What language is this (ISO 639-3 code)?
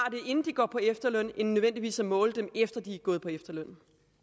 dan